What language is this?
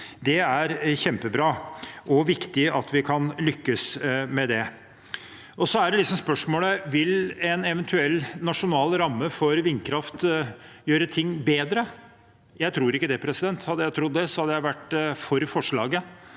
Norwegian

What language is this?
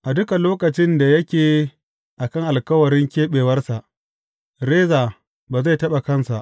Hausa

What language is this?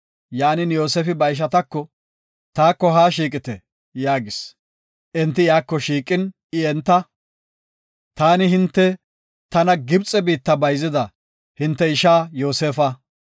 Gofa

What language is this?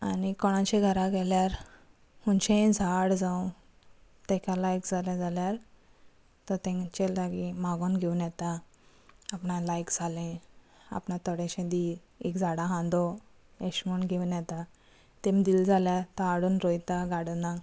Konkani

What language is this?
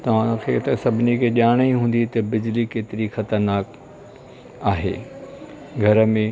Sindhi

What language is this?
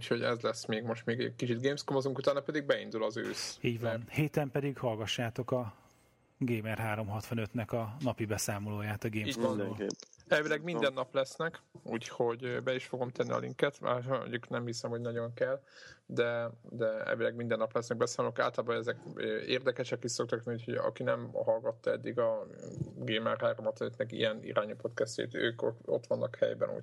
Hungarian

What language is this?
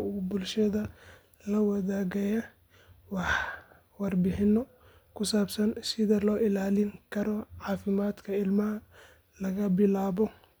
Somali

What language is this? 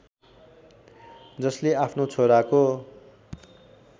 Nepali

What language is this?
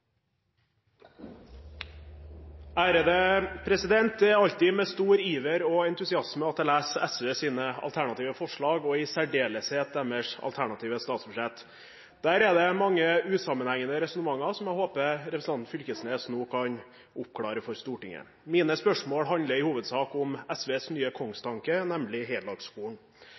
Norwegian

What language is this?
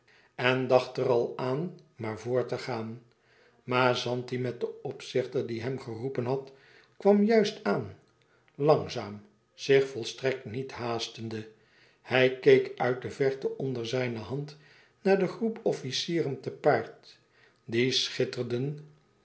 Dutch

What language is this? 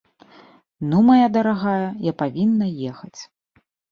Belarusian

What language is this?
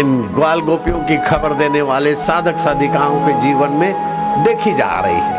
Hindi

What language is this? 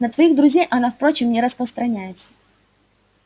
Russian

